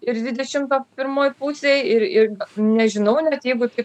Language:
Lithuanian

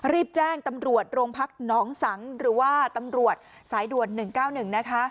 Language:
Thai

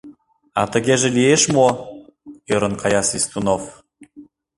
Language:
Mari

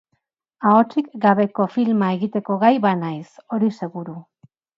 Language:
Basque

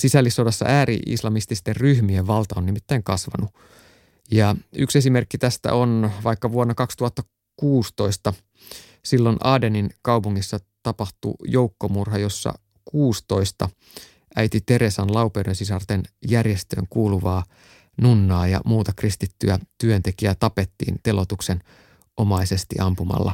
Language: Finnish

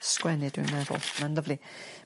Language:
Welsh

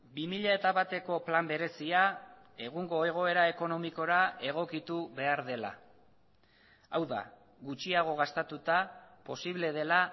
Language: Basque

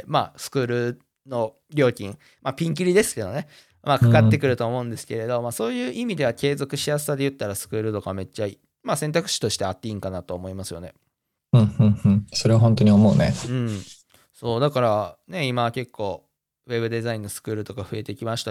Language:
Japanese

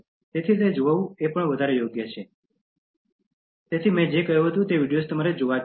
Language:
Gujarati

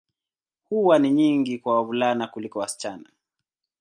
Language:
Swahili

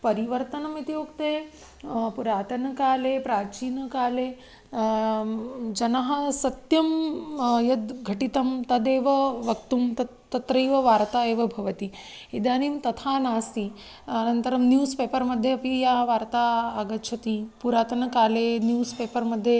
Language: Sanskrit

